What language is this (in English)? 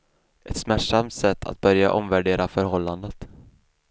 Swedish